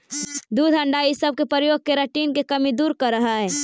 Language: Magahi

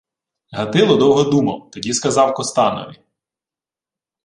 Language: Ukrainian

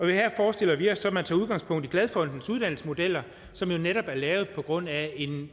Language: Danish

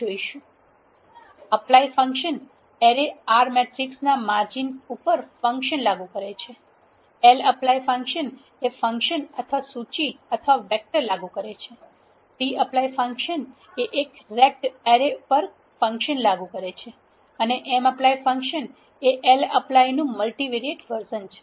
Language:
Gujarati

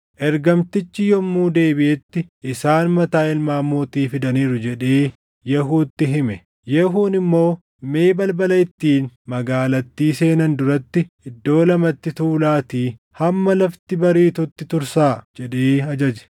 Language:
Oromo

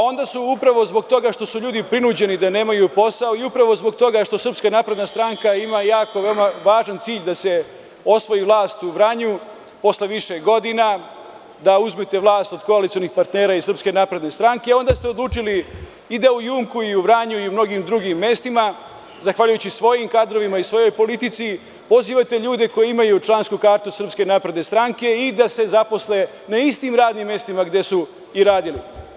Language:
Serbian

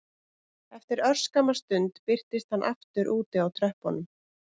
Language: Icelandic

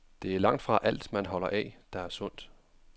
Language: Danish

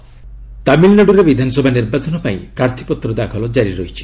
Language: Odia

